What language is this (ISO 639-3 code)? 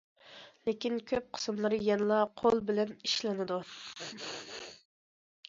uig